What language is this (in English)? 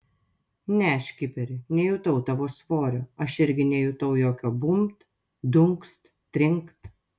Lithuanian